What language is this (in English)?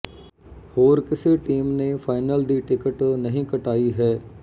Punjabi